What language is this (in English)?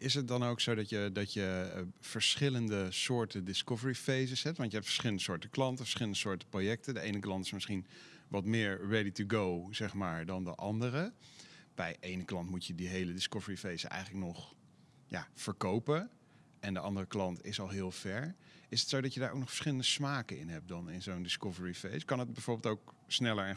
Dutch